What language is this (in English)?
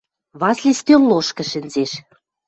Western Mari